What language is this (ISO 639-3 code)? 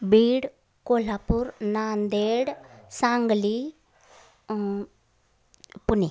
mar